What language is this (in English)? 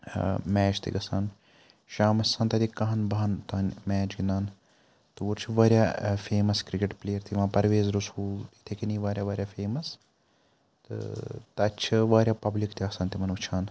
Kashmiri